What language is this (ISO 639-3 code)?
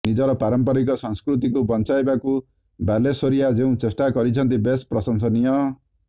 ori